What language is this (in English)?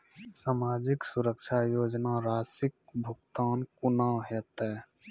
Maithili